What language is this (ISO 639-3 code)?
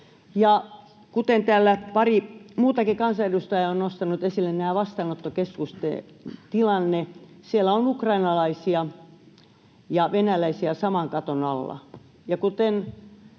fin